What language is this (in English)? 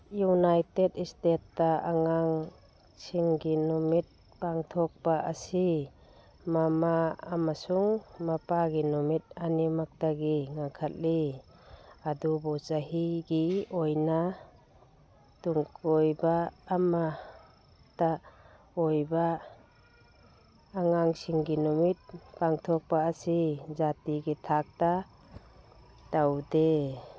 Manipuri